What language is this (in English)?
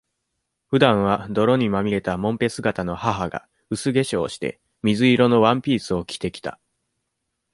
Japanese